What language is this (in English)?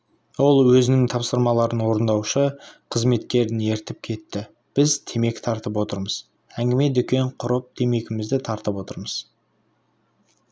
Kazakh